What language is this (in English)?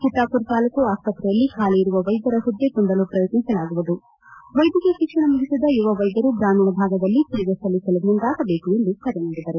Kannada